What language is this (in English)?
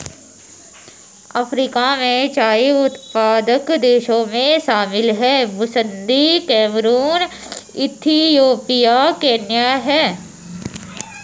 Hindi